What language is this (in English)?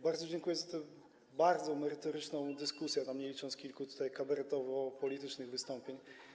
Polish